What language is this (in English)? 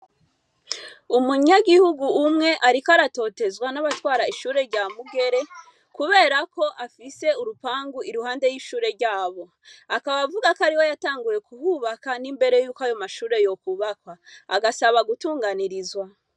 Rundi